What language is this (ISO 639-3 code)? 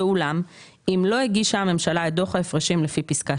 heb